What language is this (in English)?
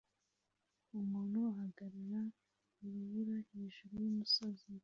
Kinyarwanda